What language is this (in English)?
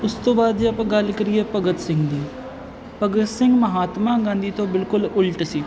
Punjabi